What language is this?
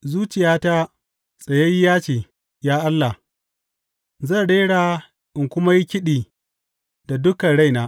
Hausa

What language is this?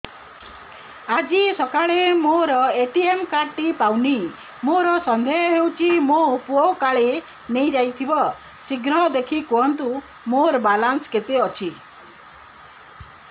Odia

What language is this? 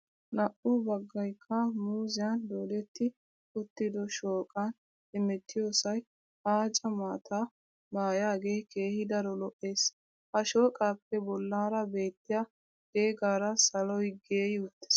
Wolaytta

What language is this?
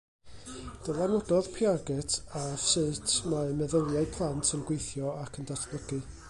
Welsh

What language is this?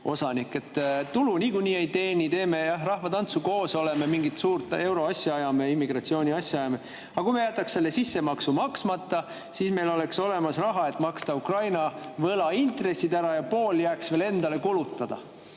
Estonian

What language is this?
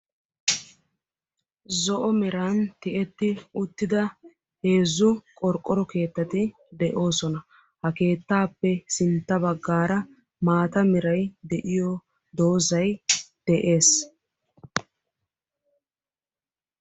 Wolaytta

